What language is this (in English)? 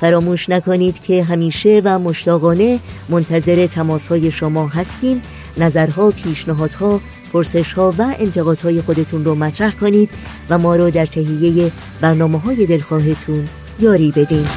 Persian